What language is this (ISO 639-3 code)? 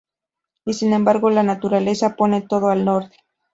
spa